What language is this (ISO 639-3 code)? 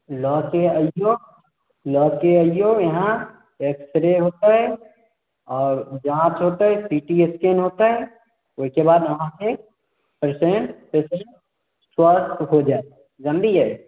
mai